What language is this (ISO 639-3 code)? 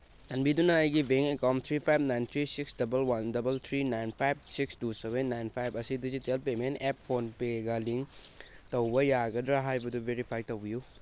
mni